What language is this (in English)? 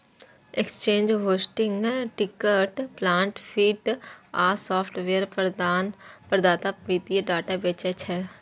Maithili